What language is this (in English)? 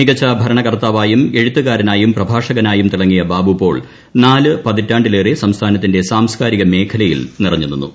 Malayalam